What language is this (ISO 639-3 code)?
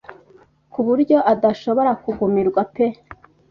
kin